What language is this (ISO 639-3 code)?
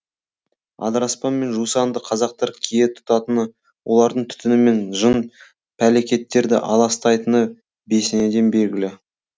kaz